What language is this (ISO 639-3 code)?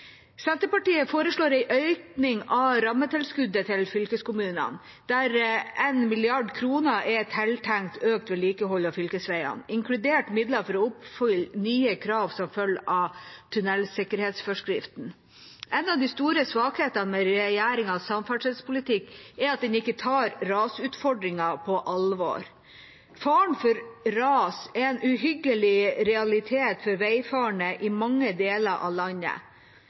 nob